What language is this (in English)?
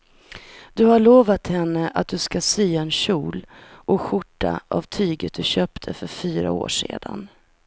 Swedish